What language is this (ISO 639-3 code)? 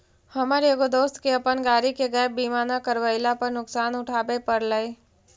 mag